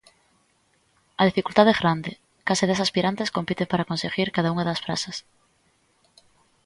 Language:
Galician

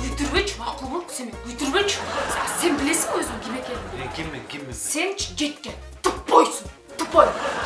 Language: Turkish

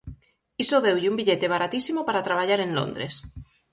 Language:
Galician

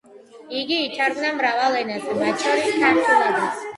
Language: Georgian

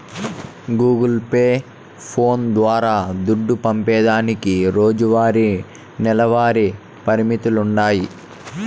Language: Telugu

